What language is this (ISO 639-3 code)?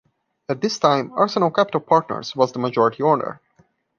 eng